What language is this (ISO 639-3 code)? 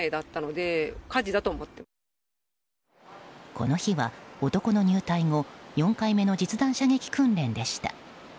jpn